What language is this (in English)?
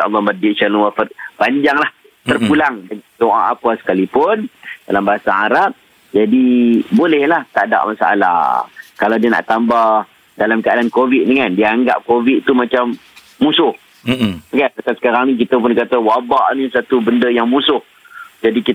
Malay